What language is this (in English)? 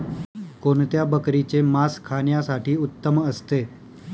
Marathi